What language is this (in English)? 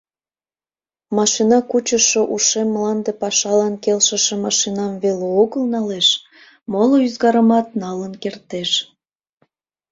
Mari